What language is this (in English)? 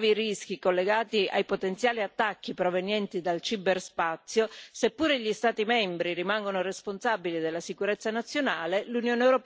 Italian